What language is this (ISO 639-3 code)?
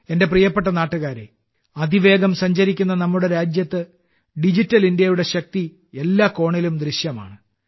mal